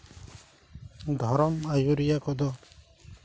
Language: Santali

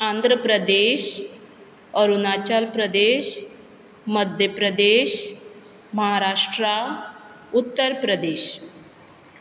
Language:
Konkani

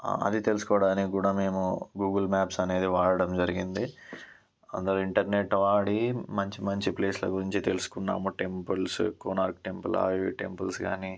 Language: Telugu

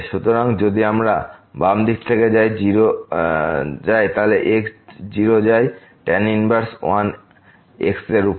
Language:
Bangla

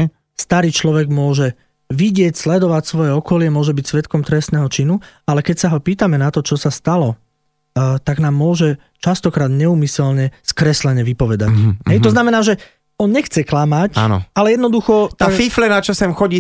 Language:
Slovak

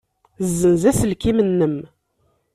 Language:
Kabyle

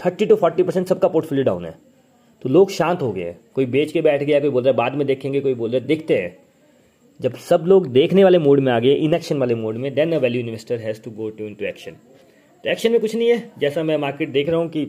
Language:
Hindi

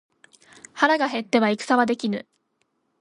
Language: Japanese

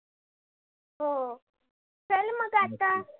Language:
Marathi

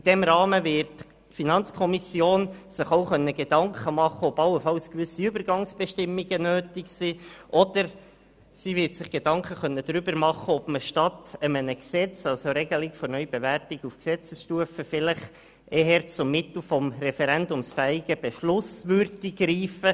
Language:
Swiss German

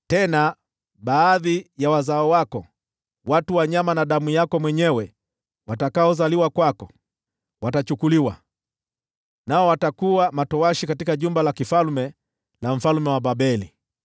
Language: Swahili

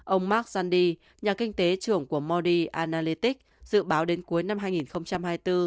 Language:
Vietnamese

